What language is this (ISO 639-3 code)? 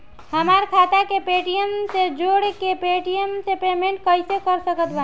bho